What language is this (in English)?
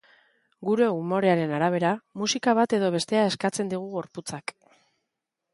Basque